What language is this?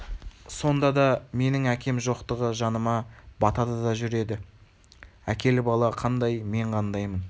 Kazakh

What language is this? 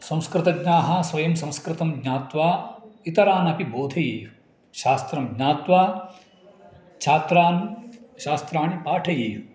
Sanskrit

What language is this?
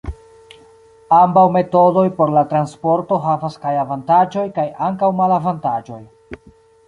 Esperanto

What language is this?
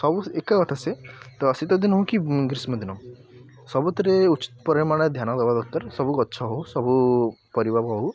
Odia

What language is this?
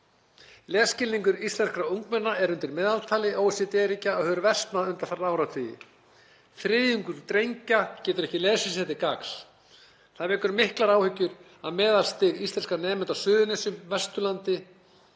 Icelandic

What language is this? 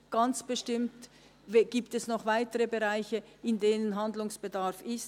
Swiss German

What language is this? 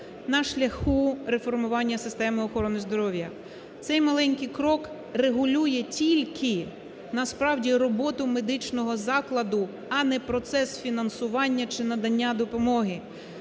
Ukrainian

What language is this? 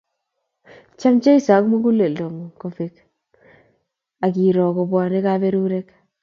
Kalenjin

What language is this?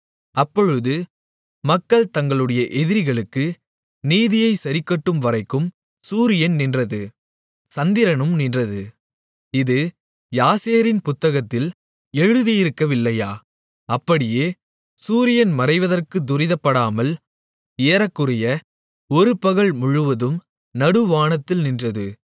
Tamil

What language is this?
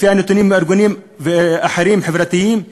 Hebrew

